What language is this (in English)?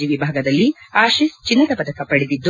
Kannada